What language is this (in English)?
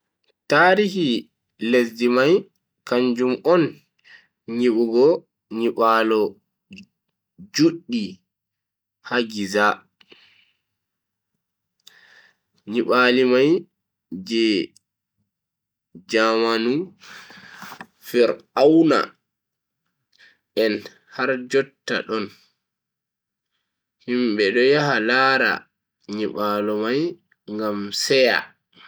Bagirmi Fulfulde